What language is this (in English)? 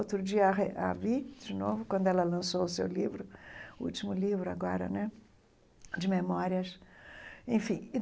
Portuguese